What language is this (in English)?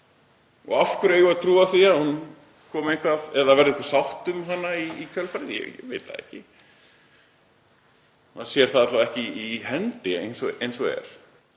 Icelandic